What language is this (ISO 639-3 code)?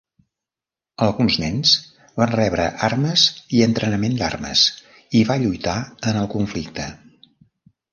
cat